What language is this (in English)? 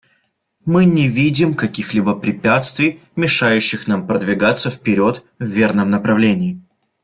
Russian